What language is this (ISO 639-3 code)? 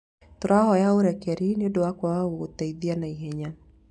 kik